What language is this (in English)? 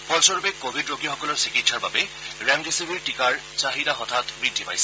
Assamese